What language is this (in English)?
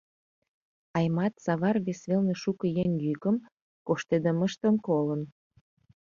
Mari